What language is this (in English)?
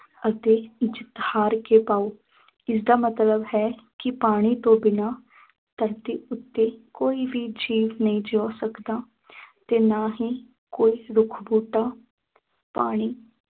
Punjabi